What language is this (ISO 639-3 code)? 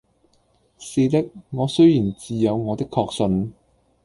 yue